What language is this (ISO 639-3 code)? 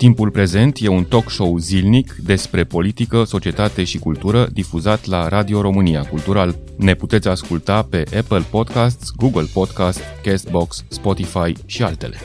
ron